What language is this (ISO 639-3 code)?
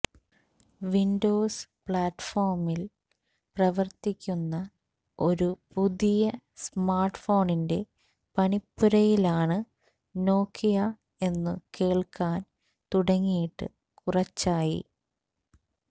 mal